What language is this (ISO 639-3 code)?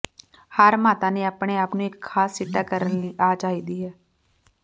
pan